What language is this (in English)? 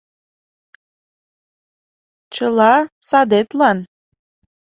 Mari